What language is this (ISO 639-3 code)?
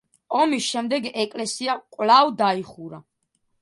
kat